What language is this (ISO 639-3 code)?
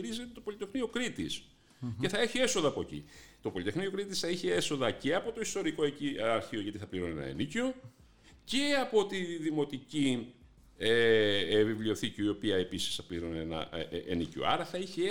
ell